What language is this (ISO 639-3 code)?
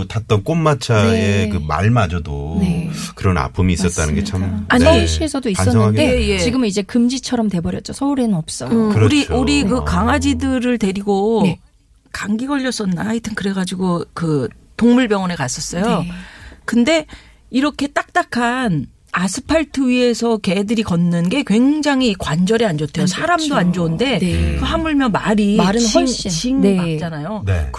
kor